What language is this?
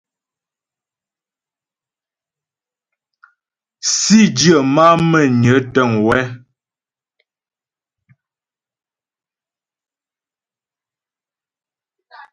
Ghomala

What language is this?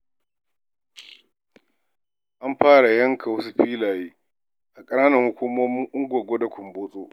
Hausa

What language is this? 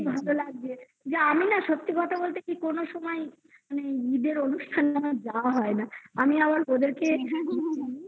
Bangla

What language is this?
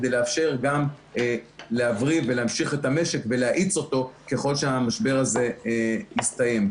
Hebrew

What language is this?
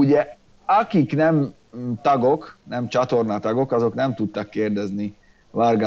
Hungarian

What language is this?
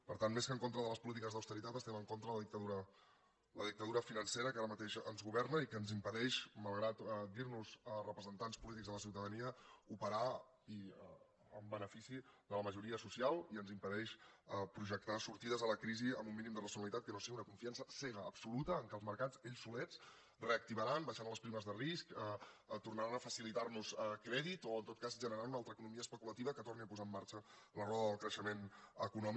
Catalan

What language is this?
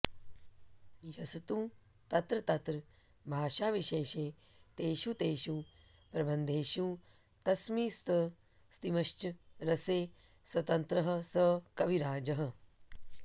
Sanskrit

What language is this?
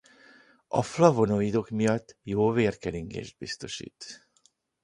Hungarian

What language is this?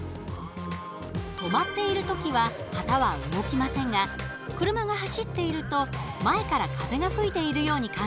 Japanese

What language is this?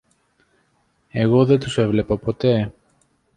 Greek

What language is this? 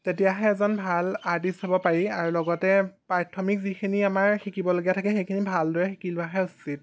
Assamese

